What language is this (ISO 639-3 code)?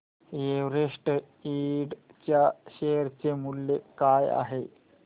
mar